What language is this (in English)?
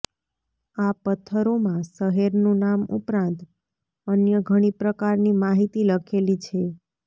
Gujarati